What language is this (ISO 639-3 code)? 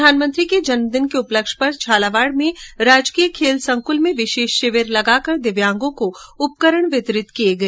hin